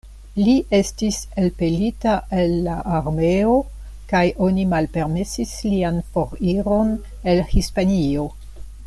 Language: Esperanto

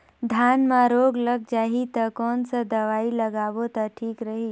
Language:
Chhattisgarhi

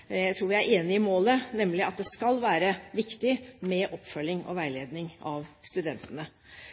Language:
Norwegian Bokmål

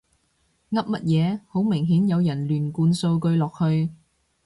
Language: Cantonese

